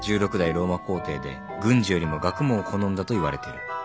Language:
Japanese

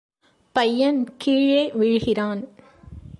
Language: Tamil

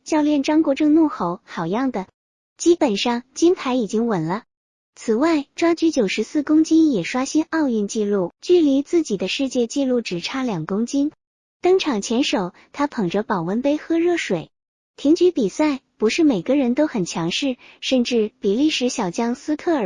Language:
Chinese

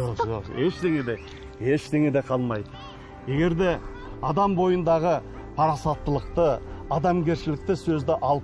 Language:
Turkish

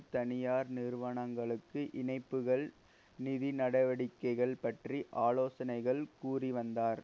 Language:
Tamil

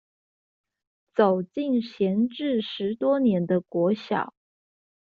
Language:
Chinese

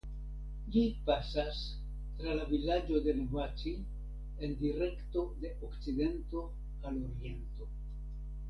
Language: Esperanto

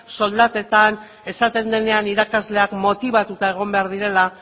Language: Basque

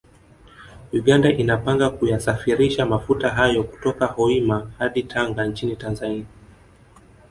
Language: Swahili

